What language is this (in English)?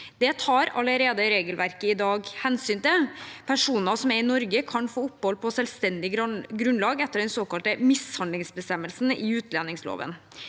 Norwegian